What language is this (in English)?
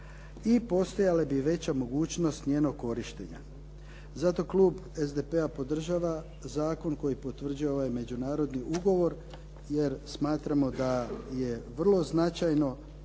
Croatian